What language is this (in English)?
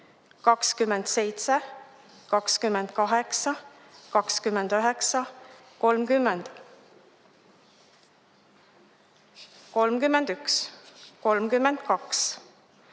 Estonian